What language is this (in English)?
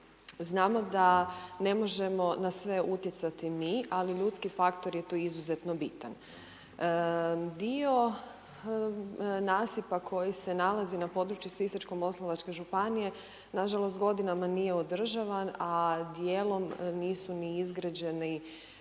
Croatian